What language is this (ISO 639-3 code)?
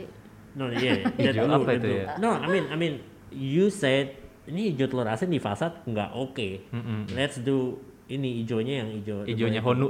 ind